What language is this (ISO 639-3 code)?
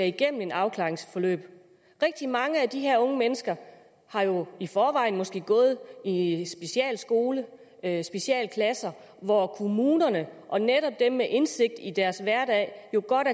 dan